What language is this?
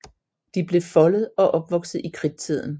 Danish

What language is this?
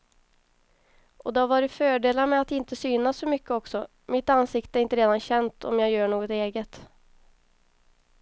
Swedish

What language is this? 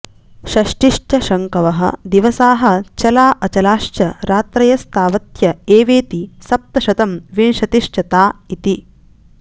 Sanskrit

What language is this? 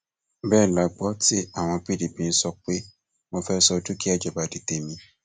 Yoruba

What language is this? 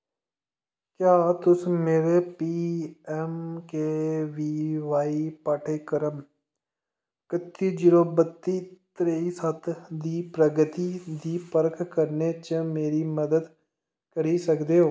Dogri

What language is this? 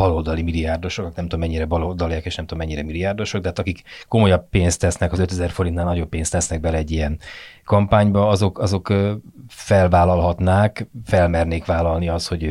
Hungarian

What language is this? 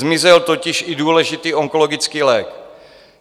Czech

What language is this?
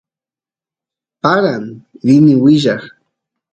Santiago del Estero Quichua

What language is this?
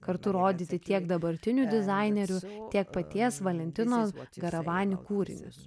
Lithuanian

